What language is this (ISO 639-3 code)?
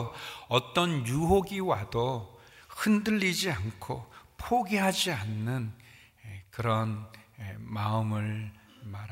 kor